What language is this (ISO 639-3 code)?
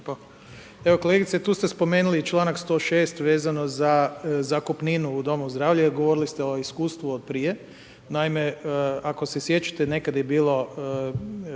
hrv